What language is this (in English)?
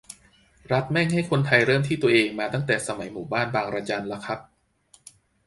Thai